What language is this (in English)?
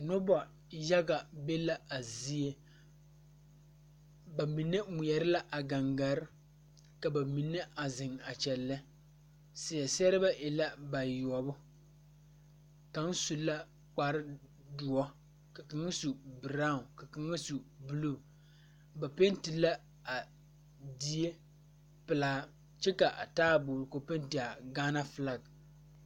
Southern Dagaare